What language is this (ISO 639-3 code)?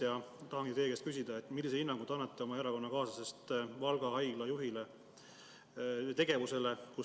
est